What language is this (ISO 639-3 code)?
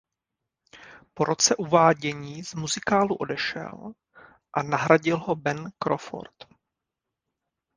ces